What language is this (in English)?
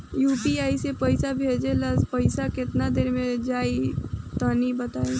Bhojpuri